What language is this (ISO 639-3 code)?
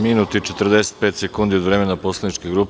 srp